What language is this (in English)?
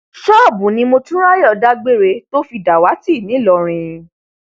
Yoruba